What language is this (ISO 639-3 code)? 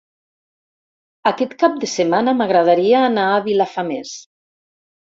cat